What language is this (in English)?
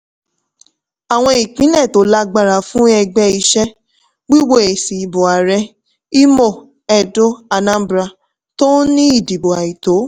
Yoruba